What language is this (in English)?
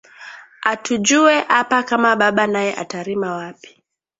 Swahili